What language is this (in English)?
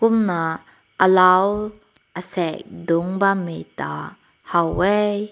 Rongmei Naga